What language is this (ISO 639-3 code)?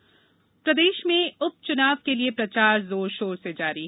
hin